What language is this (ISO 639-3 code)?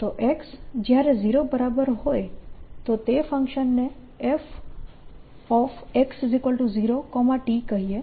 guj